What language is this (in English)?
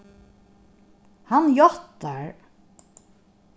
Faroese